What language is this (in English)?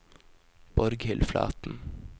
Norwegian